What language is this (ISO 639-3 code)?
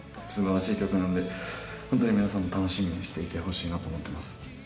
jpn